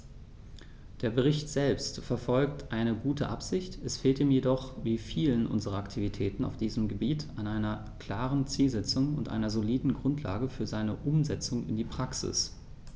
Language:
German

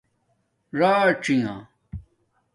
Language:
Domaaki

